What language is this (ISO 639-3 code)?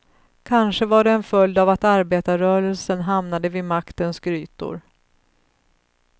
swe